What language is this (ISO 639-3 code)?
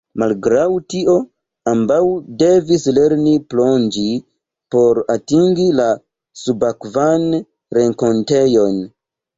epo